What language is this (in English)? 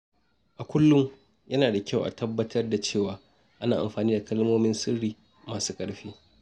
Hausa